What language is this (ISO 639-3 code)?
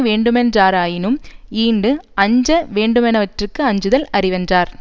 tam